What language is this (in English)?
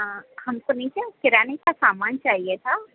Sindhi